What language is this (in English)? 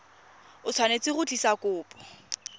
Tswana